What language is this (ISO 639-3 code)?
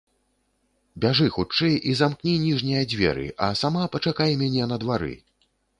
bel